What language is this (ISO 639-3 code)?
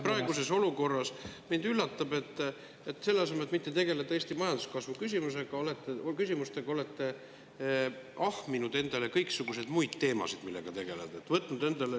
est